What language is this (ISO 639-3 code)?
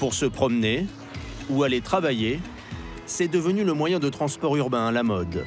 fra